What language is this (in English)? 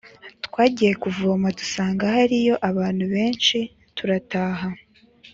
Kinyarwanda